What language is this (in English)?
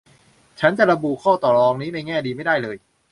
Thai